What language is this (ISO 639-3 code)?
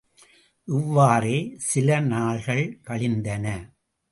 tam